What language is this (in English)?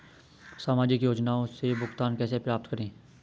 Hindi